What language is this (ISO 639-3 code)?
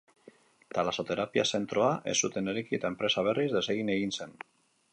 eus